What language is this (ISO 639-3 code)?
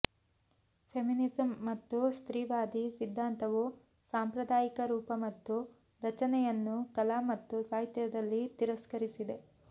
kan